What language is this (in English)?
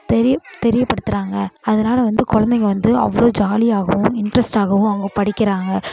Tamil